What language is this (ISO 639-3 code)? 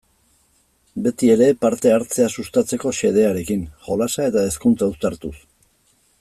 eus